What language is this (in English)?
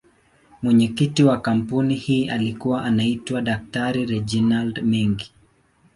Swahili